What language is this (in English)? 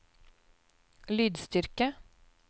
Norwegian